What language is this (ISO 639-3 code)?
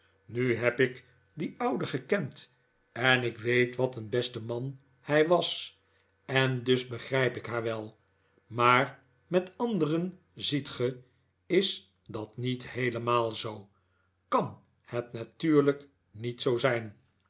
nld